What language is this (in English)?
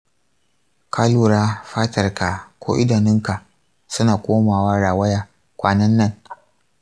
Hausa